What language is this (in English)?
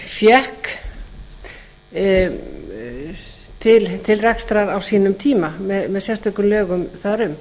Icelandic